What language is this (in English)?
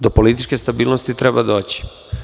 Serbian